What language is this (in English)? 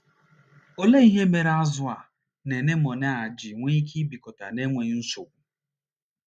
Igbo